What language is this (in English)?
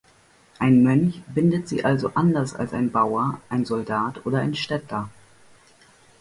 German